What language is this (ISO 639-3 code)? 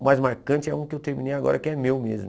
por